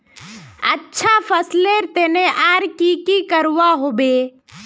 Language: Magahi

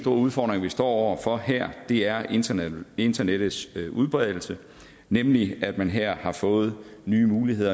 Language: Danish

